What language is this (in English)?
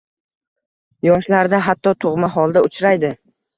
Uzbek